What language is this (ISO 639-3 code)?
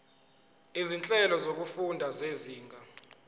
zul